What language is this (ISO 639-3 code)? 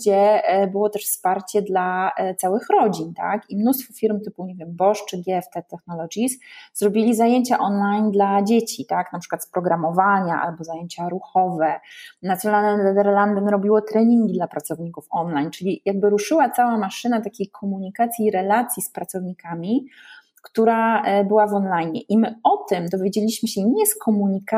pol